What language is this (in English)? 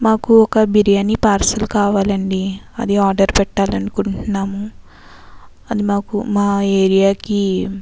Telugu